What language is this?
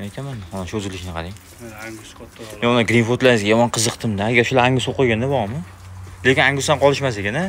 Turkish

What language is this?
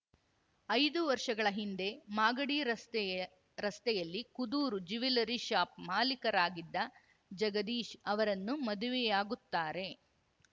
Kannada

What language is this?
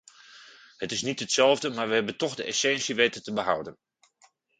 Dutch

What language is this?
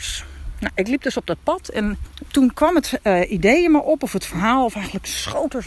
Dutch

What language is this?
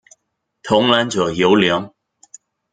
Chinese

